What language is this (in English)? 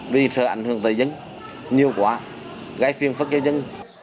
Vietnamese